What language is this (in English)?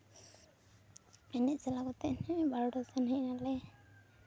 Santali